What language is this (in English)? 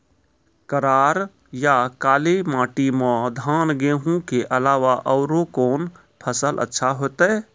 Maithili